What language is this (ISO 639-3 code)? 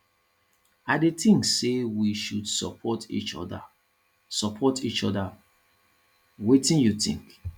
pcm